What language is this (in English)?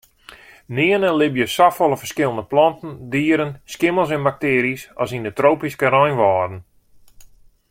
Western Frisian